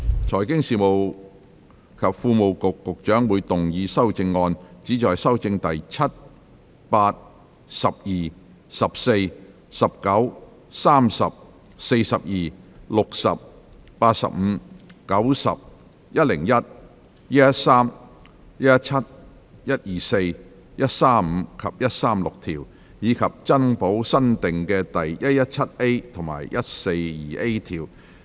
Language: Cantonese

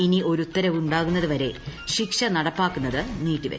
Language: Malayalam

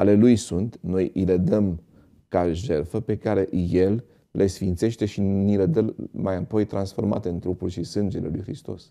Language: Romanian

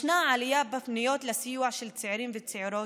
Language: Hebrew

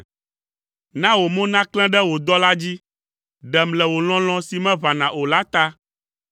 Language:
Ewe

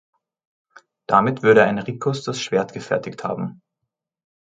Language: German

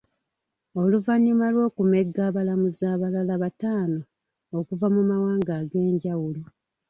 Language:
Ganda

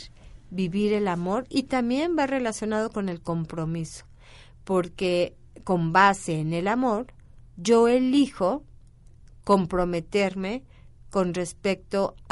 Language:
Spanish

